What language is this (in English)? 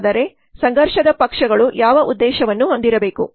Kannada